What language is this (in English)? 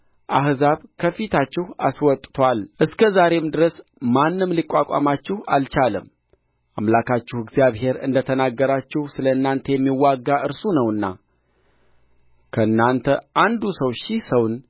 Amharic